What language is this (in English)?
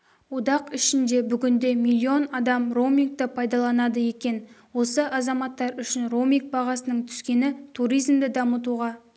Kazakh